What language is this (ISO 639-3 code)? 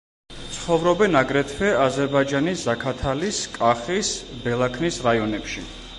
kat